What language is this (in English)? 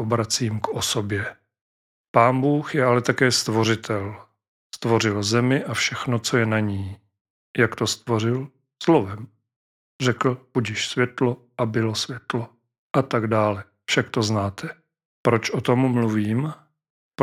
Czech